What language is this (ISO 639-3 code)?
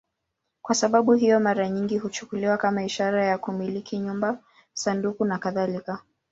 swa